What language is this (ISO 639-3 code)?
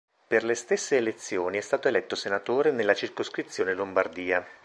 ita